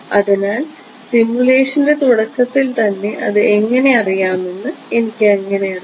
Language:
Malayalam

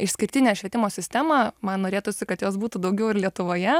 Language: Lithuanian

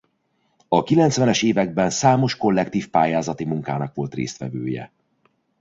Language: Hungarian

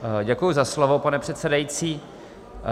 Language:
Czech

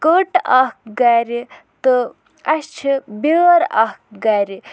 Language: Kashmiri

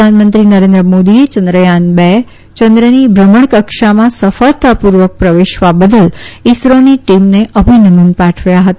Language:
Gujarati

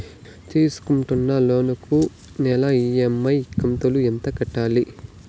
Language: Telugu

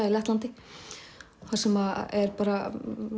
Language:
Icelandic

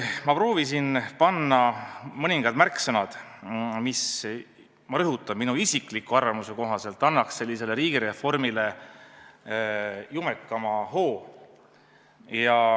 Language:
Estonian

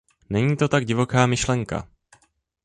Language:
Czech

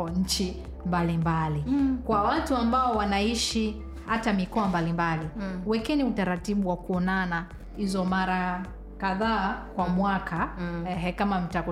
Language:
Swahili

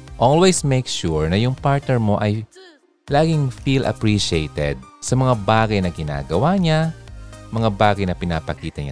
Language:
Filipino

